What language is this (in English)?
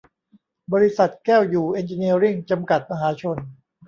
Thai